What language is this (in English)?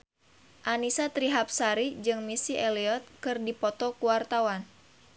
Sundanese